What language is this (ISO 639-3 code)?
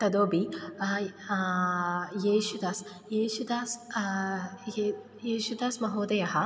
san